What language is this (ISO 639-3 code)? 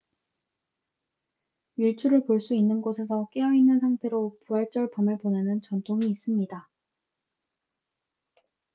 kor